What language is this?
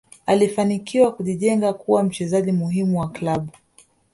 Swahili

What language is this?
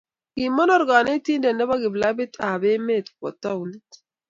Kalenjin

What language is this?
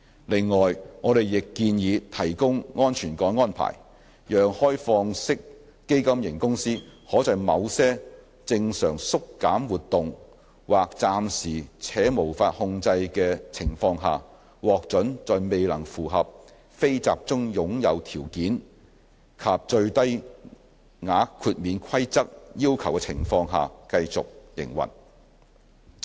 Cantonese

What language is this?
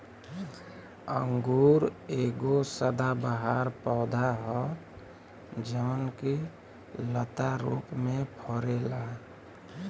Bhojpuri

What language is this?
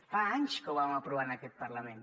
Catalan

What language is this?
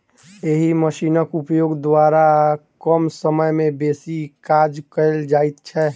Maithili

